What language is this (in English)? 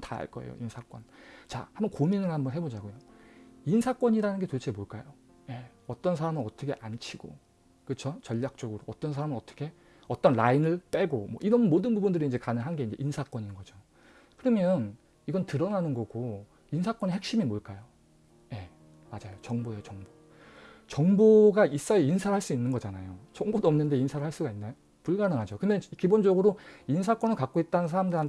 Korean